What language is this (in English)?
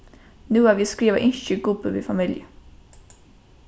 Faroese